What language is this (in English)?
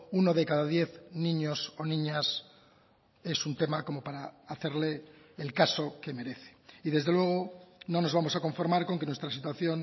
Spanish